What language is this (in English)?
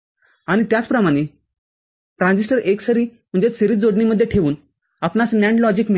Marathi